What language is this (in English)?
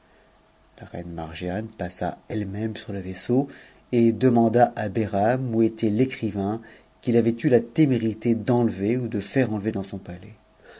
French